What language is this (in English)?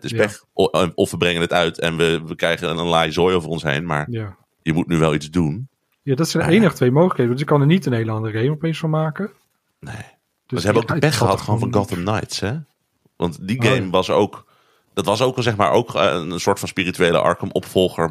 Dutch